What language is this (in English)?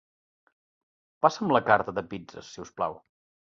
Catalan